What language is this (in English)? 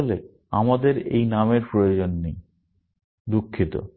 Bangla